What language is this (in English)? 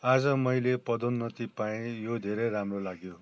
Nepali